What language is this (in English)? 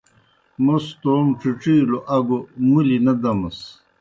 Kohistani Shina